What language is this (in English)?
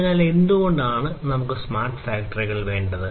Malayalam